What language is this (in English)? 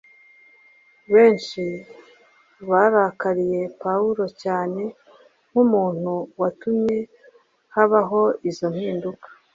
Kinyarwanda